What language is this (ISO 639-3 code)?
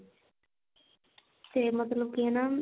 pan